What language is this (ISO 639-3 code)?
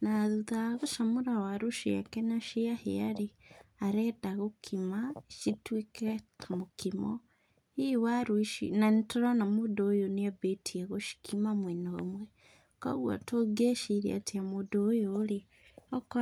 kik